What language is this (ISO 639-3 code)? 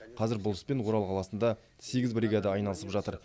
kaz